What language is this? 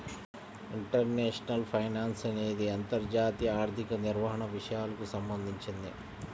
Telugu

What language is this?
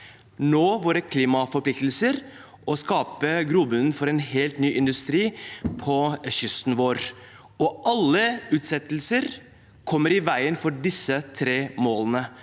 Norwegian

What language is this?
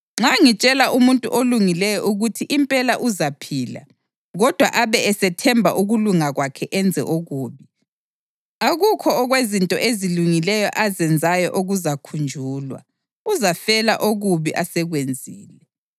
North Ndebele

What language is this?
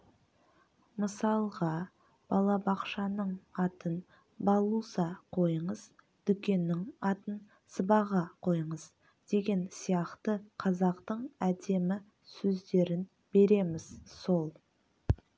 Kazakh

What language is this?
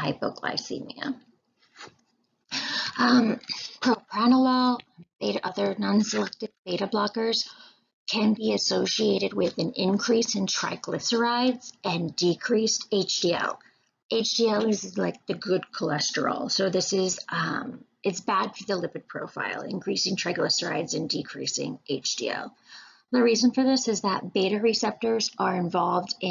English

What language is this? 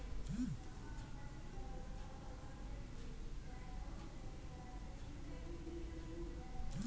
Kannada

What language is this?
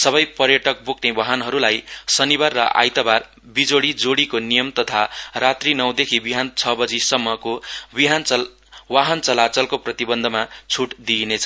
Nepali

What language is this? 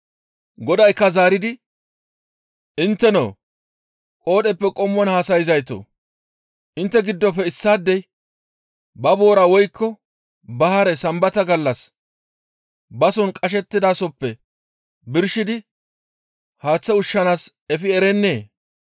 Gamo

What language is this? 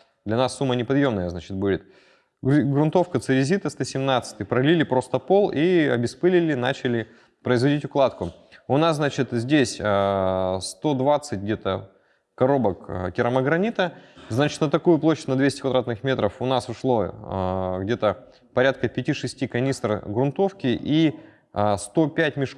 Russian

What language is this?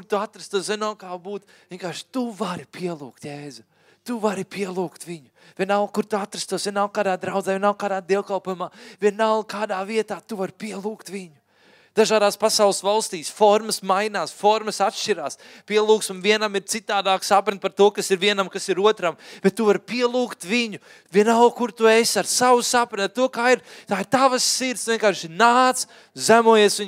Finnish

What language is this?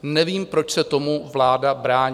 Czech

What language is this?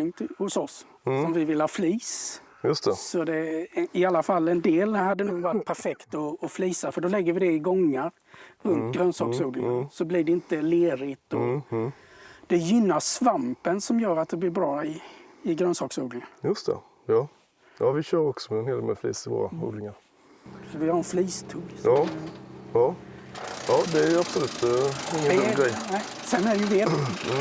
Swedish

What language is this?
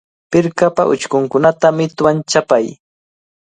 Cajatambo North Lima Quechua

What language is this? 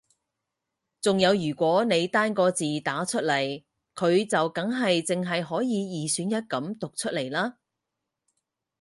Cantonese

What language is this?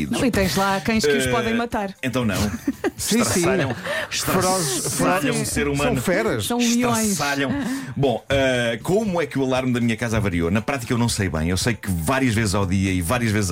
Portuguese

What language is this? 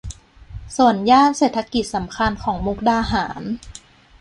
Thai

